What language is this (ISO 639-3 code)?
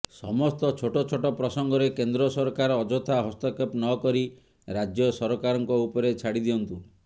ori